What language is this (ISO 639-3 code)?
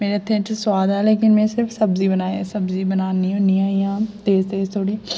doi